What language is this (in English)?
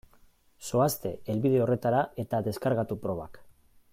Basque